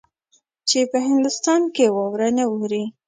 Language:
Pashto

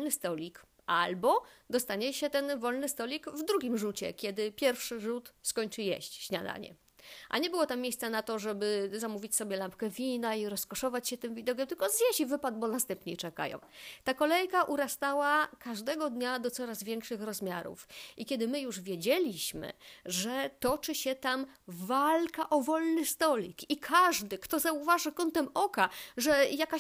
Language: Polish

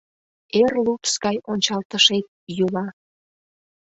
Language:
Mari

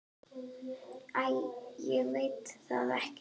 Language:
Icelandic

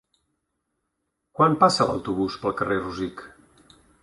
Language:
Catalan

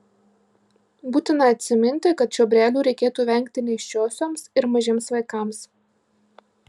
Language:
Lithuanian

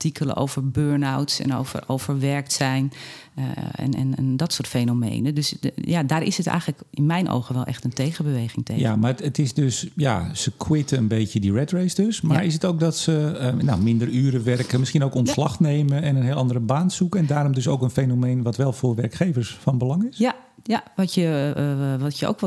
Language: Dutch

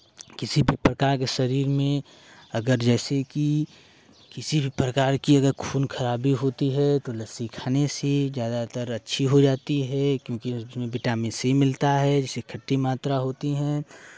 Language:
Hindi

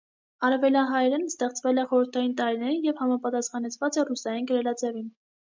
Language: Armenian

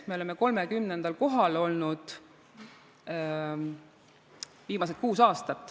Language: Estonian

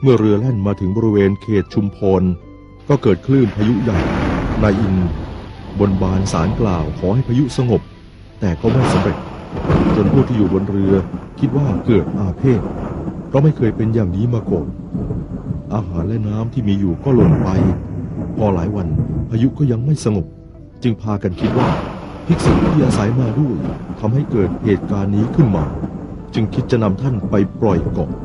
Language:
Thai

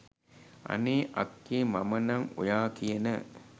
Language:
Sinhala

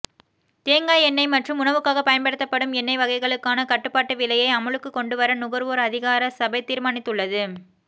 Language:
Tamil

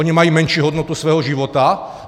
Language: Czech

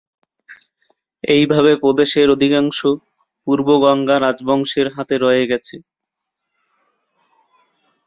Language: Bangla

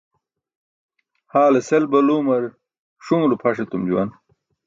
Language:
Burushaski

